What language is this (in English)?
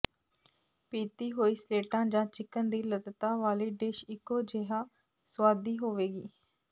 Punjabi